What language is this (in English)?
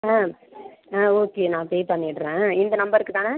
Tamil